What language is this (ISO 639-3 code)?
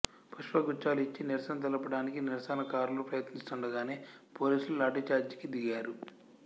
tel